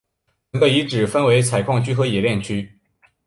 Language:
Chinese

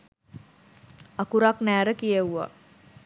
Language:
Sinhala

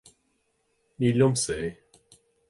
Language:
Irish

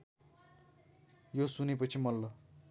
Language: Nepali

